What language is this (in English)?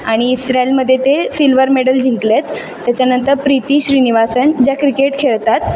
Marathi